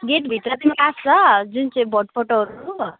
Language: Nepali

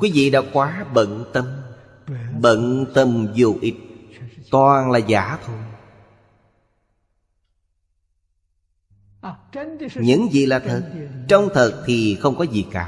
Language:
Vietnamese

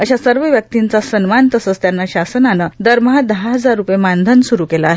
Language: Marathi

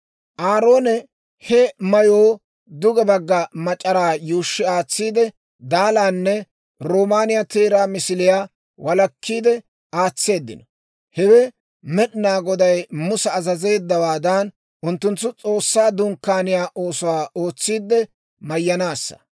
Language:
Dawro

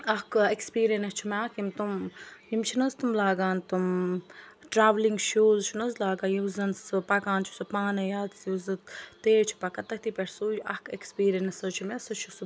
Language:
Kashmiri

